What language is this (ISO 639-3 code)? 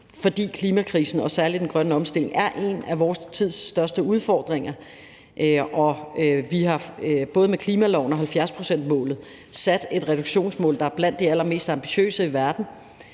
dan